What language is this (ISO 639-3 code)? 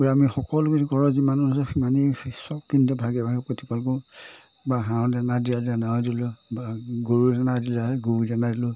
asm